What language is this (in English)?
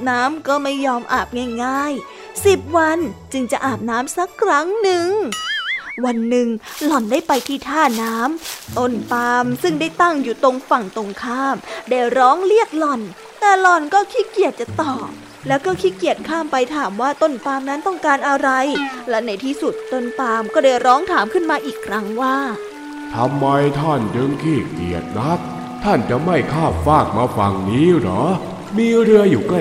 Thai